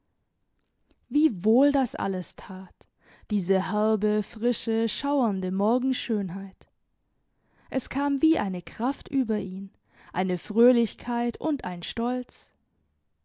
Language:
German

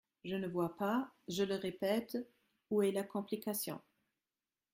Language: French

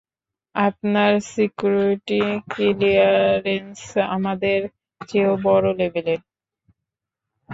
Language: Bangla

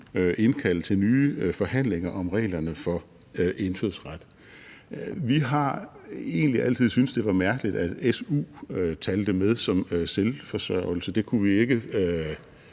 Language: Danish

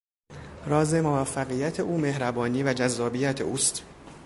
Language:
Persian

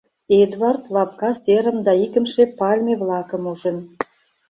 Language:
Mari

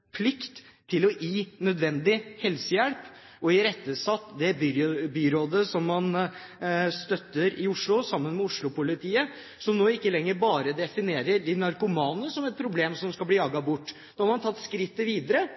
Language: Norwegian Bokmål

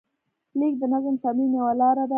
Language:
Pashto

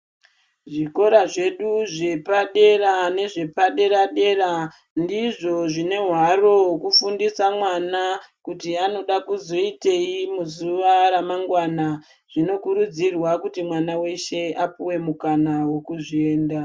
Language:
Ndau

